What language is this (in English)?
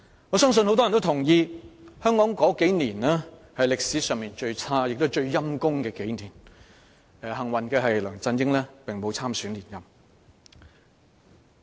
Cantonese